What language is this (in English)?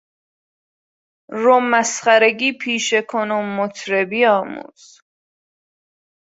Persian